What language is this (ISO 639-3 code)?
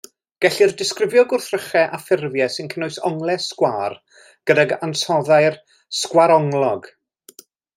cym